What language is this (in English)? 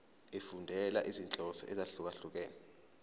Zulu